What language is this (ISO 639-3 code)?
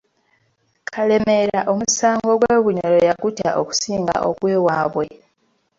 lug